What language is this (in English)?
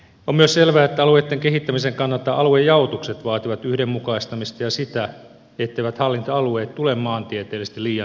Finnish